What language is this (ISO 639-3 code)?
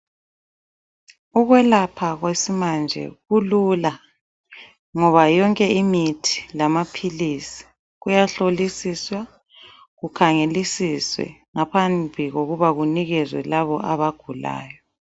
nde